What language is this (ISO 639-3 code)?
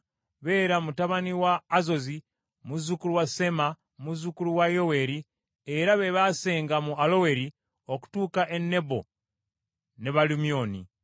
lug